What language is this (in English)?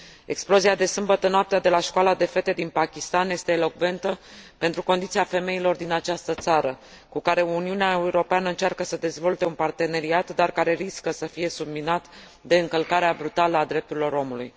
Romanian